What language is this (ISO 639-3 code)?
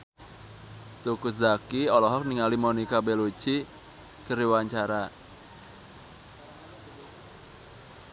sun